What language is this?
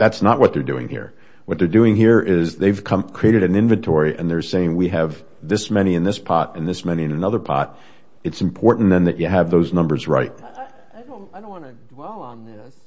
English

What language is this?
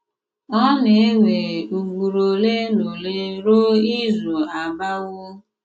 Igbo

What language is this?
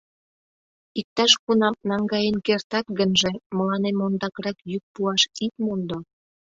Mari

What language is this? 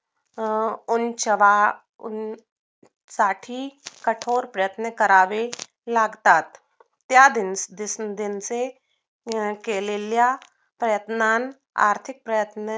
Marathi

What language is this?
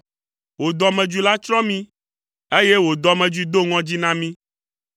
Ewe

